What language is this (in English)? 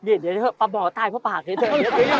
Thai